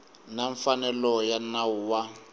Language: Tsonga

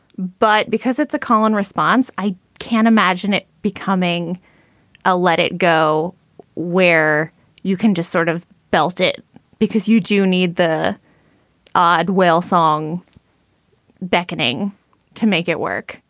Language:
English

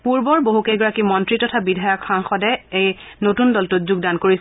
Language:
Assamese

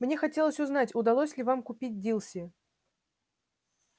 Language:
Russian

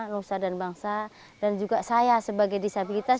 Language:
Indonesian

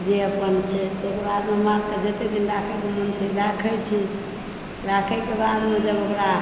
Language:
Maithili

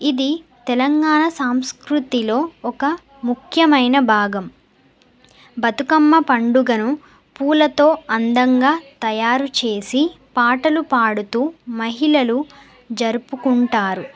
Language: Telugu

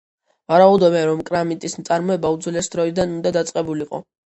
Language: Georgian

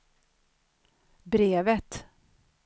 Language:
Swedish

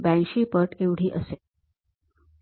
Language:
Marathi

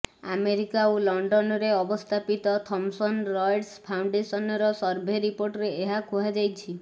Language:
Odia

